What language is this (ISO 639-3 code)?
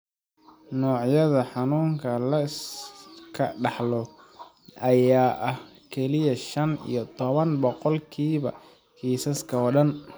som